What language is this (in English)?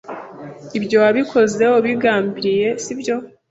Kinyarwanda